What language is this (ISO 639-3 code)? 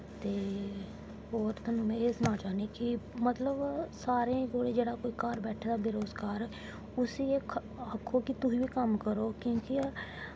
doi